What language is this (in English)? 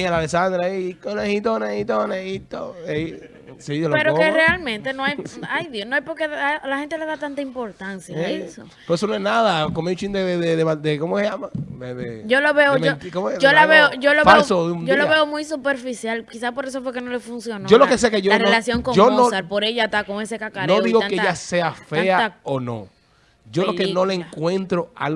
Spanish